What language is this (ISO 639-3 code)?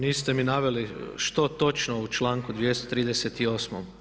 hrv